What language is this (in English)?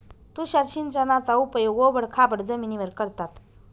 Marathi